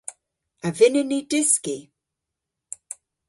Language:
Cornish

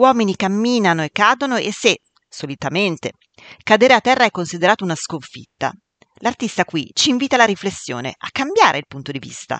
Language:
Italian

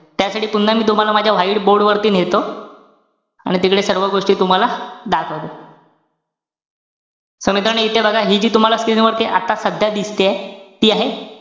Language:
Marathi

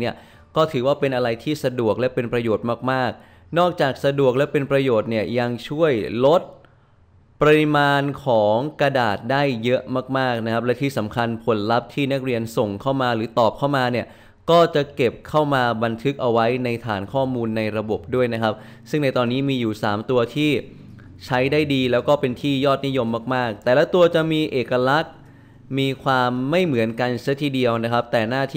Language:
Thai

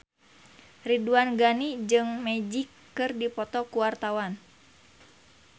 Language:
Sundanese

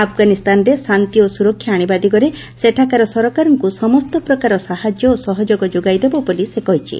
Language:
Odia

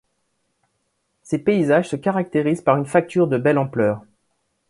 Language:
French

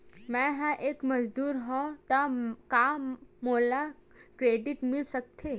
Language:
Chhattisgarhi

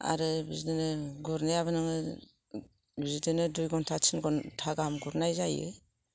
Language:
Bodo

